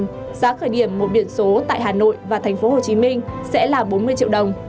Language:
Vietnamese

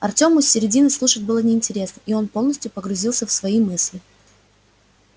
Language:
Russian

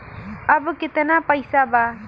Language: Bhojpuri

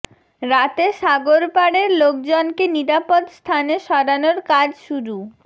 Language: Bangla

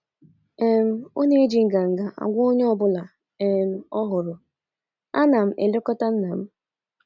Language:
Igbo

